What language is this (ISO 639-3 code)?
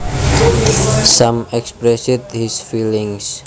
jav